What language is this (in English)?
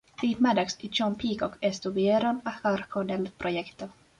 Spanish